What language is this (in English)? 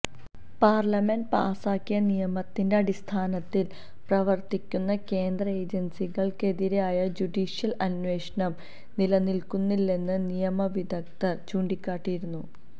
Malayalam